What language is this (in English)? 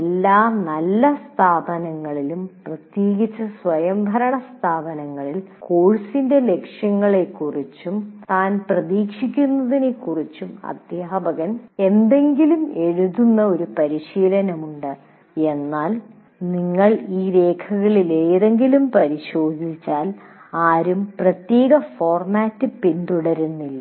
Malayalam